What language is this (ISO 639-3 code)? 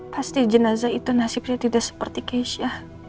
ind